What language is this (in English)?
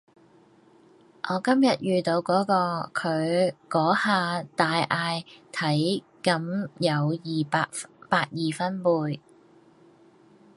Cantonese